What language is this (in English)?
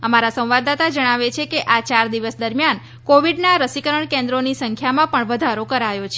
Gujarati